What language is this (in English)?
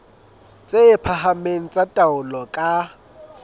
Southern Sotho